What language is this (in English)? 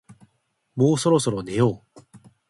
Japanese